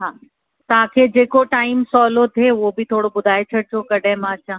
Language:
Sindhi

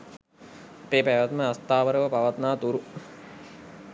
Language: Sinhala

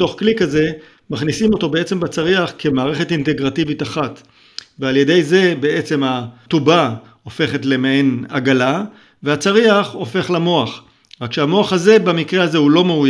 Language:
Hebrew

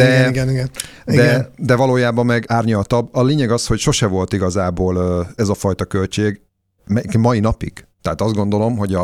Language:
Hungarian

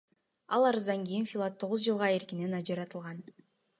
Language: Kyrgyz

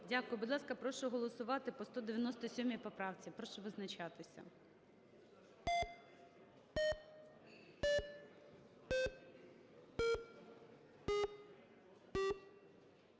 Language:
Ukrainian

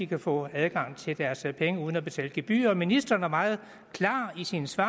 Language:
Danish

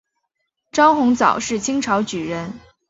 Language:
Chinese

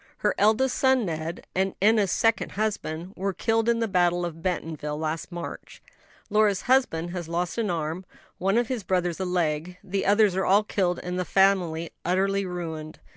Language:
English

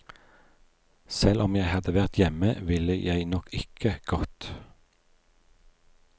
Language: Norwegian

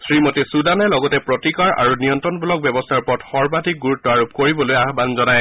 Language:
Assamese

